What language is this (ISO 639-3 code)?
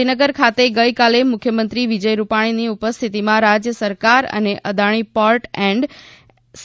guj